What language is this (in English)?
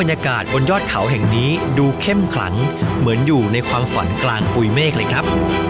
Thai